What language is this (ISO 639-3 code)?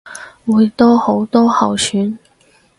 yue